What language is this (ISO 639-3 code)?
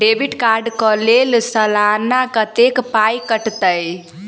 mai